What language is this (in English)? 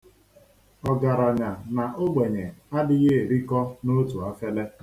Igbo